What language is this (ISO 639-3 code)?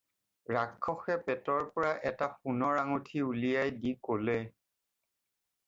asm